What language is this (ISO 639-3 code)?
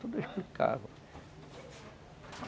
por